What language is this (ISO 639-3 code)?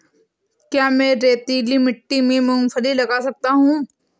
hin